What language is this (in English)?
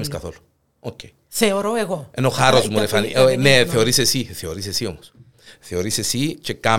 Greek